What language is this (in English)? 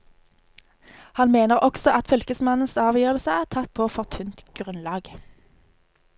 Norwegian